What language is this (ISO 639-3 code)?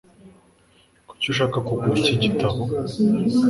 kin